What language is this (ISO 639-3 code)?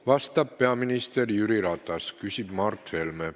est